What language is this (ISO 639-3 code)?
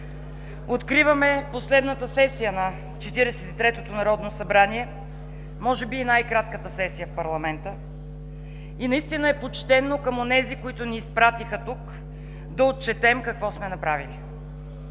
bul